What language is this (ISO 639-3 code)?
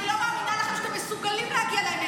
heb